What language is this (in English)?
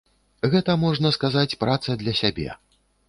Belarusian